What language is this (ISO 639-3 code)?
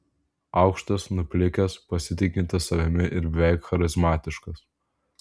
lit